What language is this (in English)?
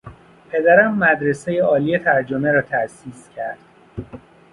Persian